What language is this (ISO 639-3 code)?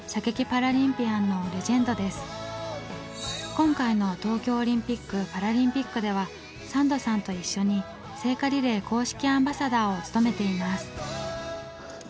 jpn